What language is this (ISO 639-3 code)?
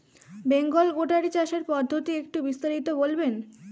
ben